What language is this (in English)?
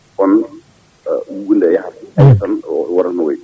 Fula